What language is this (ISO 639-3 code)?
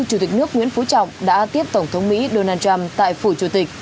vie